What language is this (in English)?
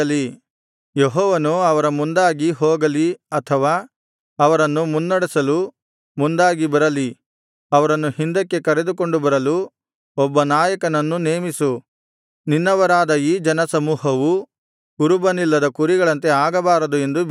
Kannada